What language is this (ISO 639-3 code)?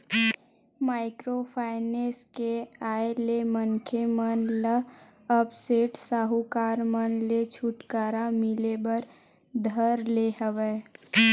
hne